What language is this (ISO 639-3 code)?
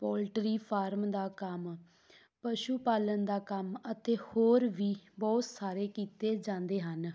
pan